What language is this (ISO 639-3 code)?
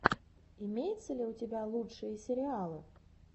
rus